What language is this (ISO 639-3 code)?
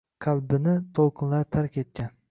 uzb